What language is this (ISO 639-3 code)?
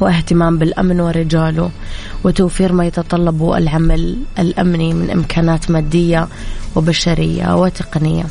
ara